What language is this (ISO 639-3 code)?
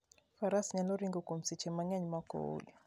luo